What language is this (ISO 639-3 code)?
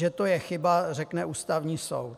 ces